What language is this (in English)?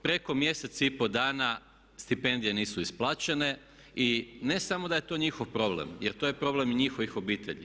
Croatian